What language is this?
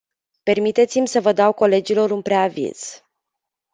Romanian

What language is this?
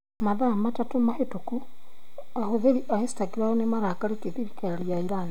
Kikuyu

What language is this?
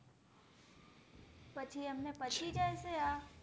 Gujarati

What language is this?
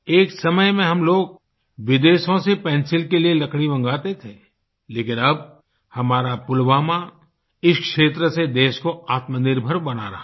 Hindi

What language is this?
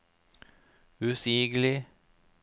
Norwegian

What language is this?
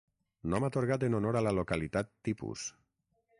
Catalan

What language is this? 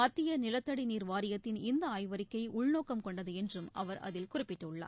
Tamil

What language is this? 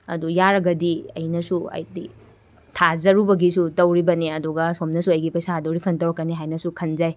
Manipuri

